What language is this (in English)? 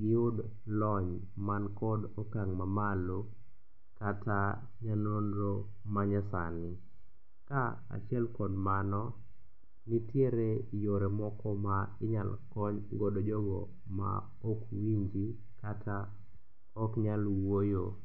Luo (Kenya and Tanzania)